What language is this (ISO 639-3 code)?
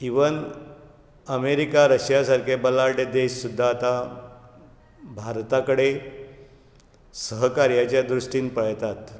kok